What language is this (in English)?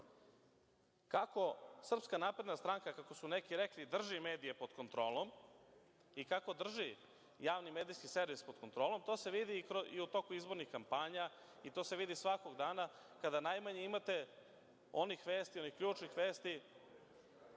Serbian